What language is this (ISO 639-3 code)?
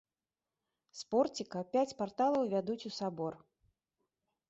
bel